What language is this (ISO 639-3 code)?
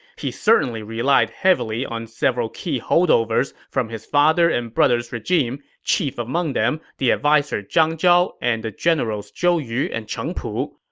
eng